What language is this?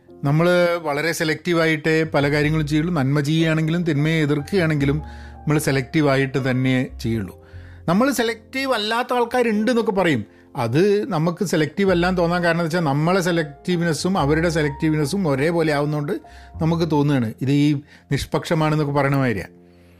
Malayalam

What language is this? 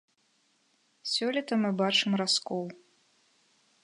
Belarusian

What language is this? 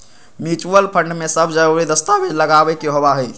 Magahi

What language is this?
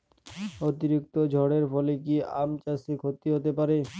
Bangla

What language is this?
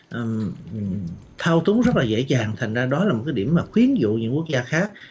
Vietnamese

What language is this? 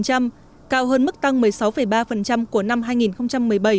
Vietnamese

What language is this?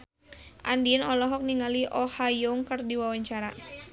Sundanese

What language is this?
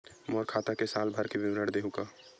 Chhattisgarhi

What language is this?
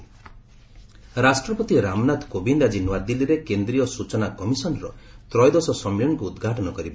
Odia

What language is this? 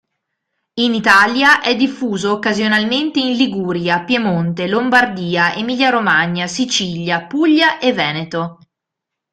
Italian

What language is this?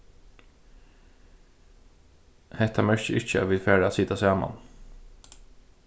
Faroese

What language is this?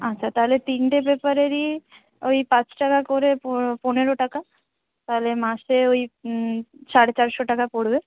Bangla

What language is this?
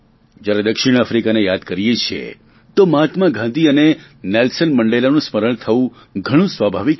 Gujarati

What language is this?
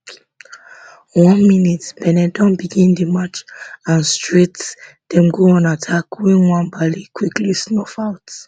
Nigerian Pidgin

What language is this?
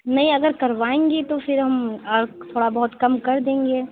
Urdu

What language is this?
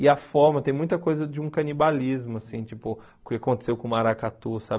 Portuguese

